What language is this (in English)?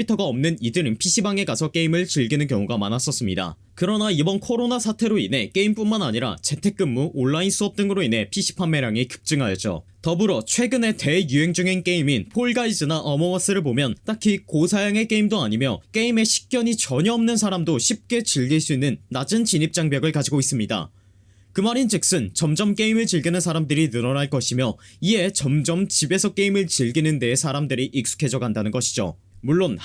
Korean